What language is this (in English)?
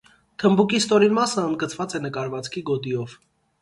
Armenian